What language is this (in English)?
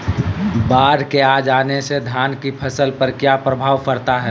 Magahi